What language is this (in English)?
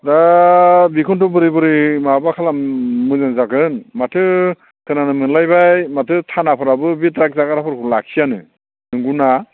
Bodo